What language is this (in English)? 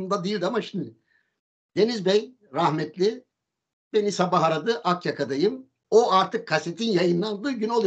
Turkish